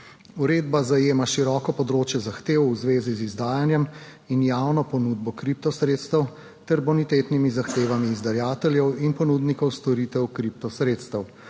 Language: Slovenian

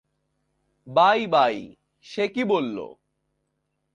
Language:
Bangla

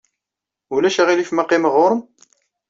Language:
Kabyle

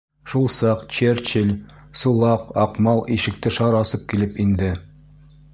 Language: Bashkir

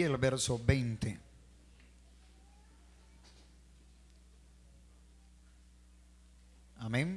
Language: Spanish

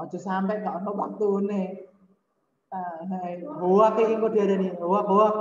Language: Indonesian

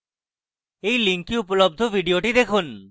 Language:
Bangla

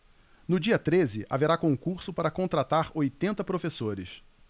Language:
Portuguese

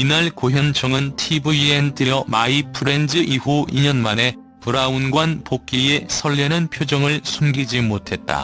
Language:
Korean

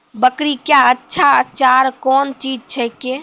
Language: Maithili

